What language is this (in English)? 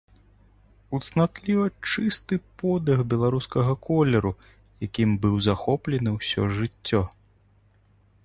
Belarusian